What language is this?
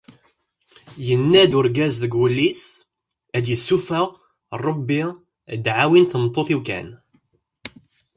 Kabyle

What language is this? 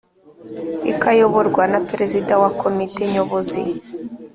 Kinyarwanda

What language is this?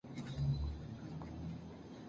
Spanish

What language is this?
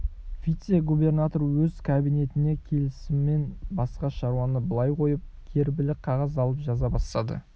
Kazakh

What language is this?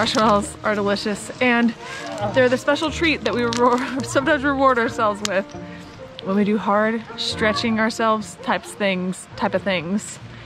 English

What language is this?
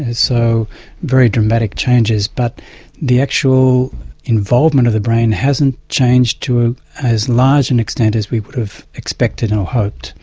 English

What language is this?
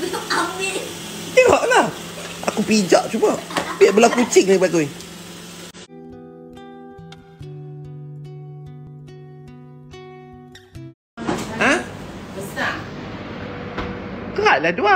Malay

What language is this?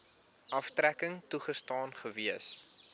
Afrikaans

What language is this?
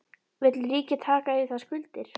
Icelandic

